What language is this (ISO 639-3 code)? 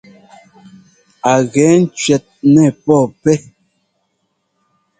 jgo